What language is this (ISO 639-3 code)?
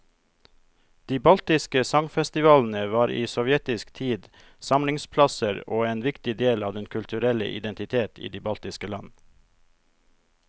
nor